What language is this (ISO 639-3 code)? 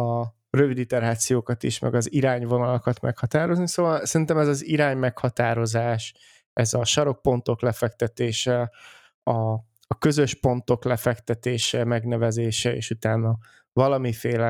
hun